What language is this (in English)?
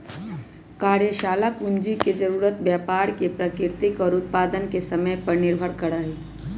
Magahi